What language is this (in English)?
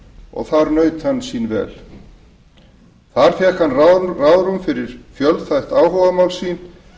Icelandic